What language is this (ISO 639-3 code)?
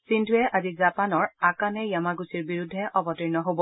asm